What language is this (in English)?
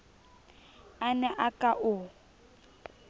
Southern Sotho